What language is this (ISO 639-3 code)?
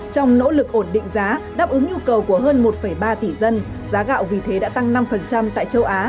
vie